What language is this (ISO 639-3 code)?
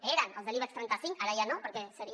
cat